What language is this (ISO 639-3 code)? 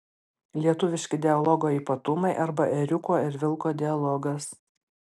lit